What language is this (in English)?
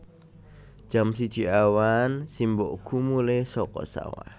Javanese